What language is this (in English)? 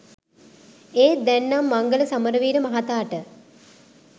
Sinhala